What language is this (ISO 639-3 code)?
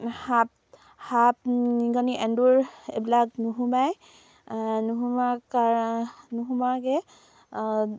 asm